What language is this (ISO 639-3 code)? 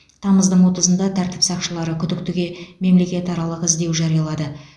kaz